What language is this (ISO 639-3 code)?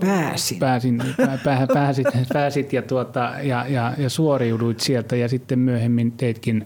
fin